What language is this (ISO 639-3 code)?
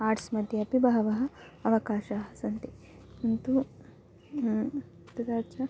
san